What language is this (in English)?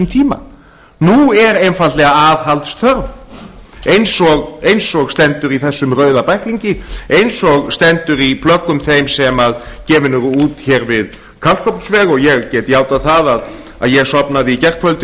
Icelandic